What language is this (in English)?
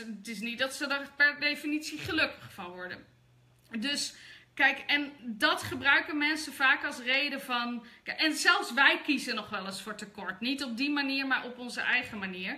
Dutch